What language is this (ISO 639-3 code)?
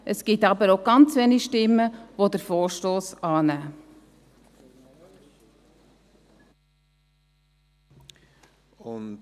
gsw